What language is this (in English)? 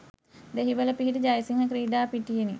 Sinhala